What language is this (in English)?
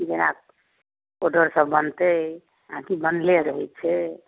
Maithili